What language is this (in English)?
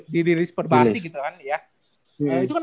Indonesian